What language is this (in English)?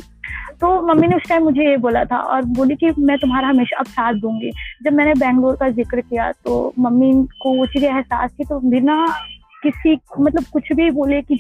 Hindi